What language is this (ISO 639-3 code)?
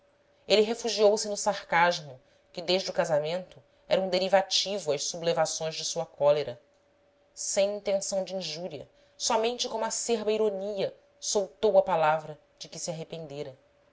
por